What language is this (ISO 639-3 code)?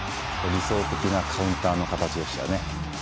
jpn